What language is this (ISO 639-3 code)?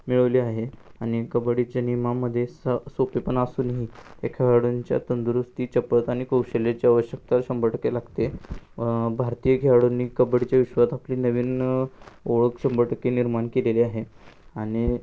mar